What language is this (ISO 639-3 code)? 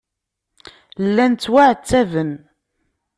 kab